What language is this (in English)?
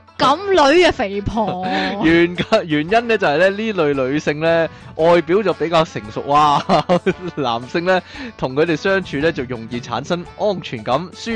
Chinese